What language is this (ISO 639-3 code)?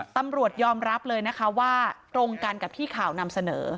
tha